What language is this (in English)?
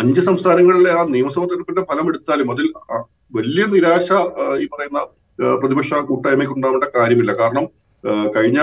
Malayalam